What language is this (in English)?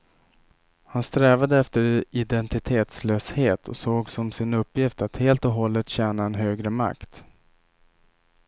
Swedish